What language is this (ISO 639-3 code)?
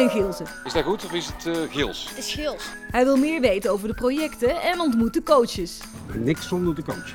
nld